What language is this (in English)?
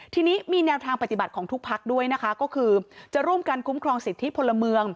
Thai